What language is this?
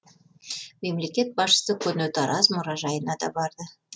Kazakh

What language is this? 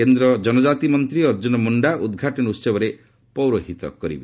Odia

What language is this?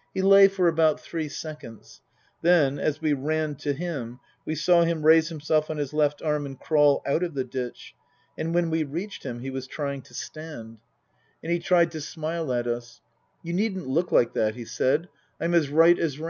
English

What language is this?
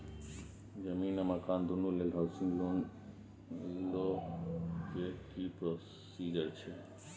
Maithili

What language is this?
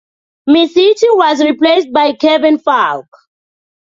English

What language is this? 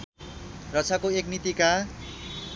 Nepali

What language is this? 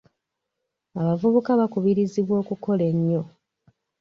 Ganda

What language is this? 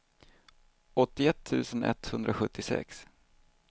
Swedish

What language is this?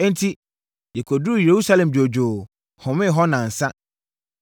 Akan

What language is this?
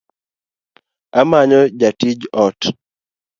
Luo (Kenya and Tanzania)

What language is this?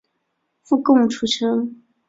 Chinese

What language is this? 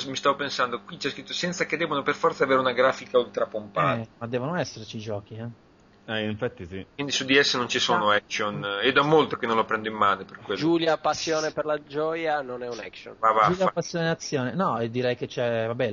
Italian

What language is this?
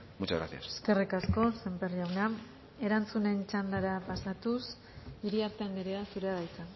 Basque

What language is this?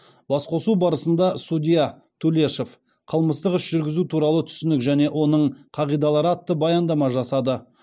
Kazakh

